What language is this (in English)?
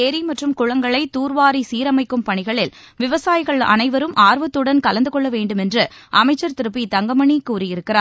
Tamil